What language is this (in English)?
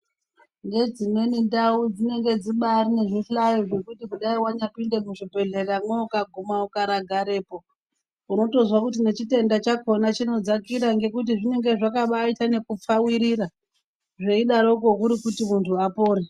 Ndau